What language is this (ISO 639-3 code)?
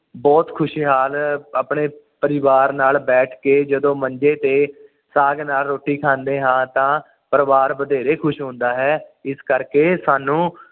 pan